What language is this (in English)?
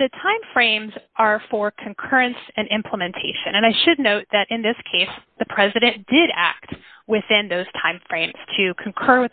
English